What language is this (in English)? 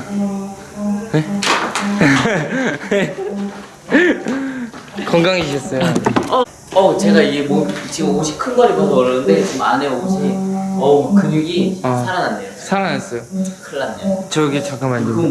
Korean